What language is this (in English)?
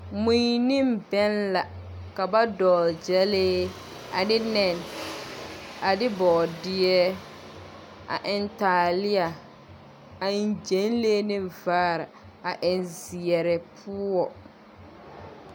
Southern Dagaare